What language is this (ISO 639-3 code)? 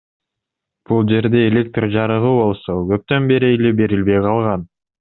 kir